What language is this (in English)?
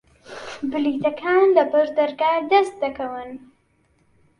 Central Kurdish